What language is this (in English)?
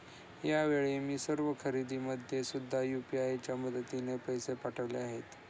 Marathi